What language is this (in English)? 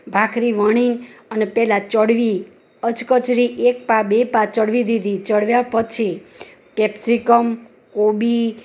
Gujarati